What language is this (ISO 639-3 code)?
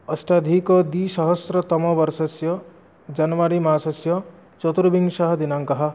san